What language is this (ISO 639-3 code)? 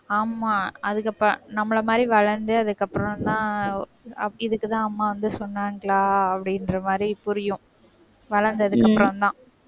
tam